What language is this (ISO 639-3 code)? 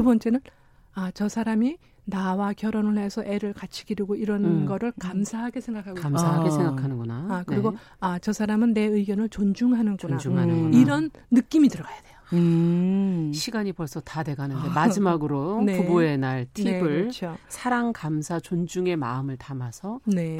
kor